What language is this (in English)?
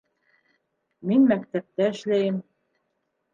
Bashkir